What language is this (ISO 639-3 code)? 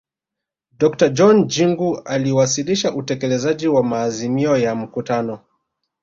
swa